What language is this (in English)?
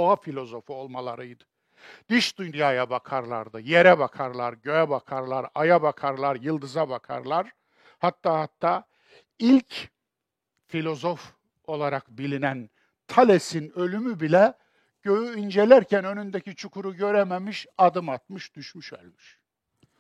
Turkish